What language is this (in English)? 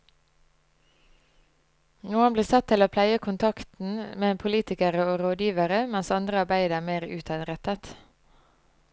Norwegian